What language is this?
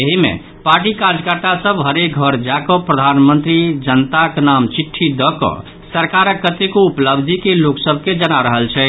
Maithili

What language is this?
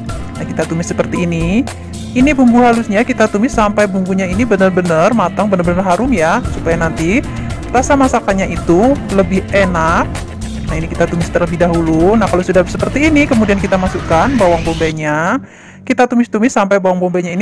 Indonesian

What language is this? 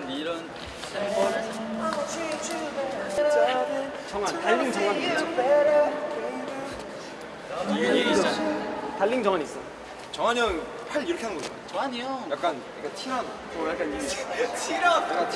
Korean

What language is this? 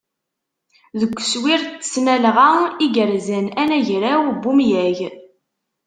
Kabyle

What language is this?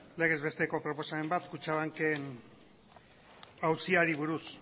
Basque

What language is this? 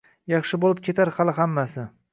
Uzbek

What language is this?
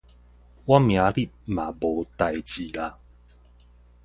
Min Nan Chinese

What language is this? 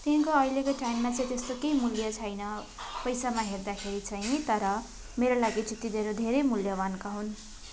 Nepali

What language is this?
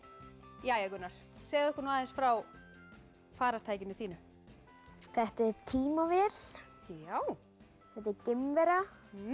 Icelandic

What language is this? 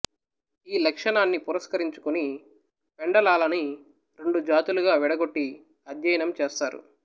Telugu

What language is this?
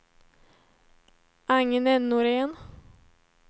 Swedish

